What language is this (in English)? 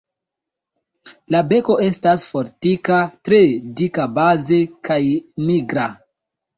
Esperanto